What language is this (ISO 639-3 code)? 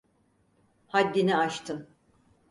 tur